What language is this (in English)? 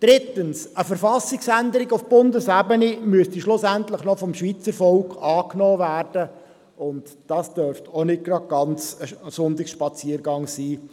Swiss German